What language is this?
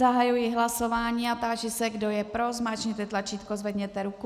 Czech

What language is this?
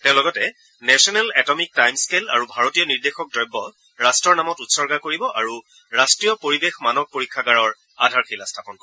Assamese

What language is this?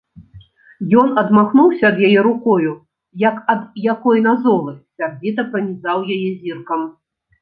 Belarusian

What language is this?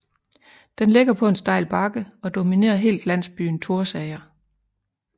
Danish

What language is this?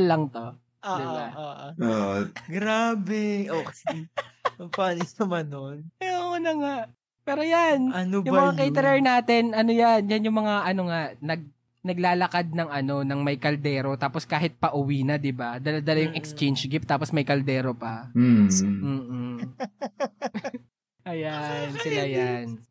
Filipino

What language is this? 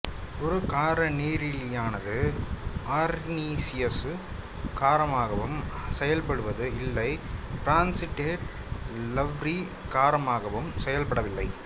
Tamil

